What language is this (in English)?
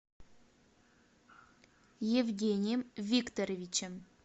Russian